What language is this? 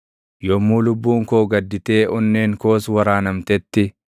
Oromo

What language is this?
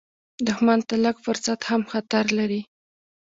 Pashto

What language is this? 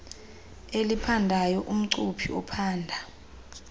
Xhosa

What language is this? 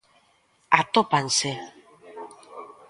Galician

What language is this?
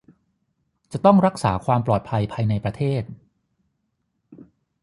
Thai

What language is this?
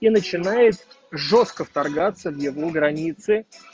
Russian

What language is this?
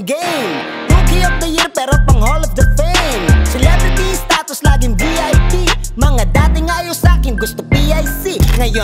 Indonesian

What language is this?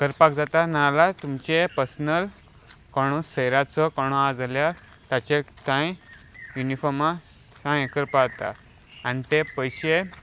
Konkani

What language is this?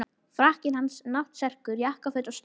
Icelandic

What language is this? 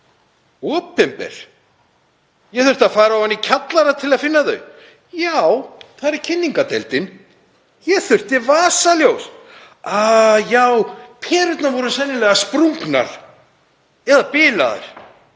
Icelandic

